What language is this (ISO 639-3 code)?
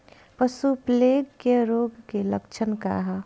bho